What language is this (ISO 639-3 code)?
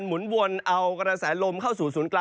tha